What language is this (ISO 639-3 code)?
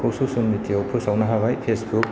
brx